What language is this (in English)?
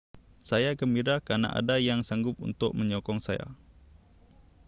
Malay